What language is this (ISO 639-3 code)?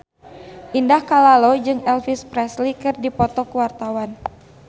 sun